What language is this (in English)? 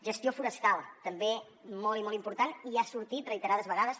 Catalan